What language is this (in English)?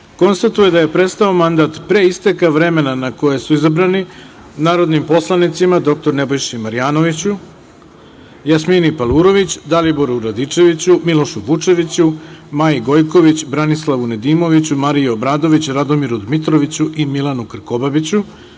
Serbian